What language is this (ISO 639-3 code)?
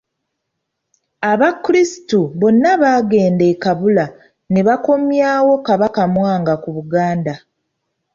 lug